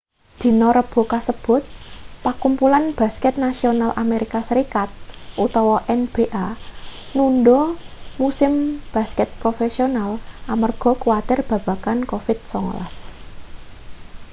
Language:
Javanese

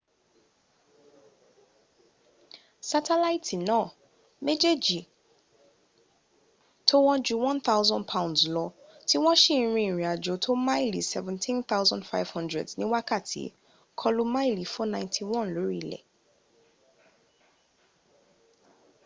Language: Yoruba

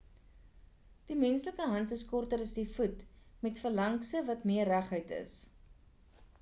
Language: Afrikaans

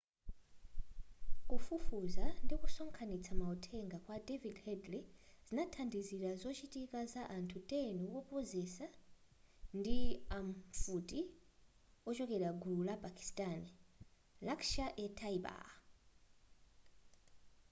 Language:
Nyanja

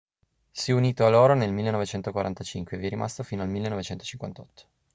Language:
Italian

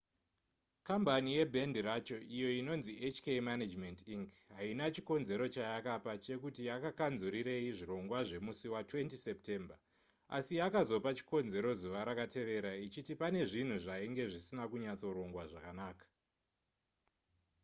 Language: Shona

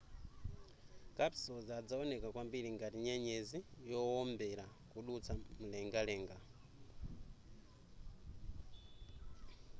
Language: Nyanja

